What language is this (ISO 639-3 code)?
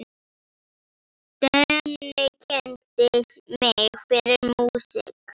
isl